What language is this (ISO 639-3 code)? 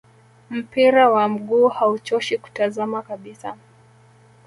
swa